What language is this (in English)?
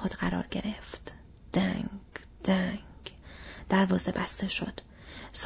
Persian